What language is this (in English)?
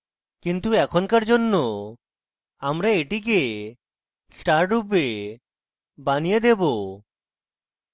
Bangla